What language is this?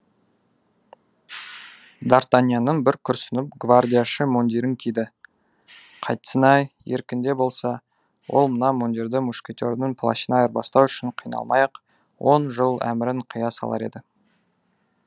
Kazakh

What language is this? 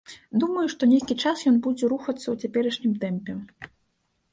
Belarusian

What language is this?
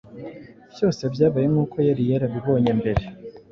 Kinyarwanda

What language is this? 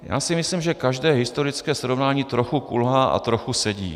Czech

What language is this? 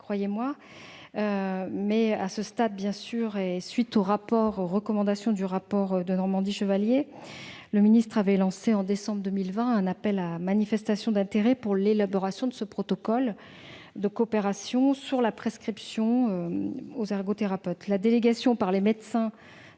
French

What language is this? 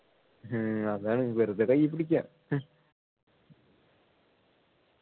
Malayalam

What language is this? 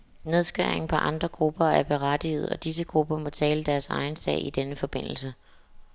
Danish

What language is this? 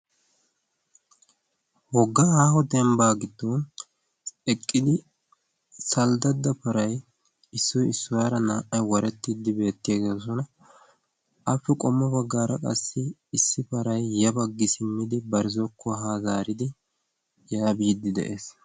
Wolaytta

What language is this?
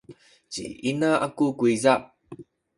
Sakizaya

